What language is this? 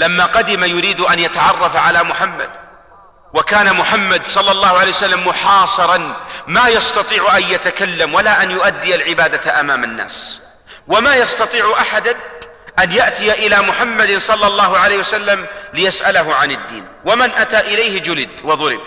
Arabic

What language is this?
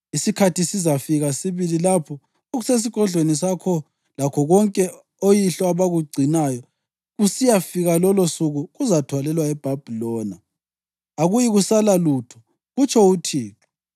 North Ndebele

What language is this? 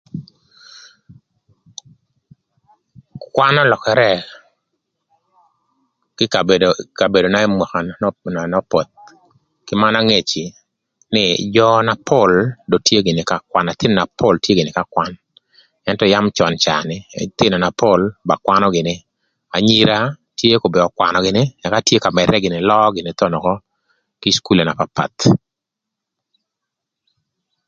Thur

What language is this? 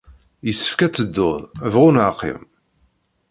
Kabyle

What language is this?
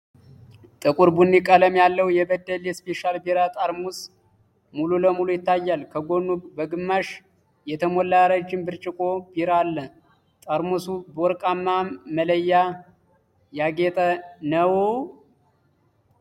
Amharic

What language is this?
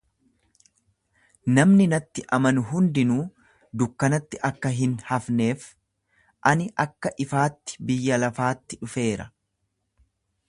Oromo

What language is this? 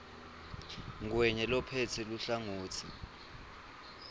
Swati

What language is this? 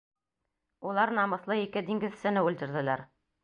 Bashkir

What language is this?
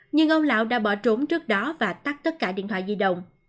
Vietnamese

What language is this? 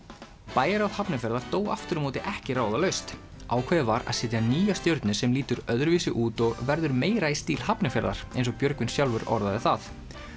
Icelandic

